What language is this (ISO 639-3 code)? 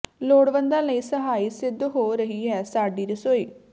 pan